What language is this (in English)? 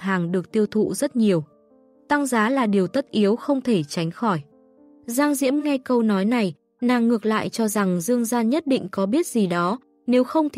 Vietnamese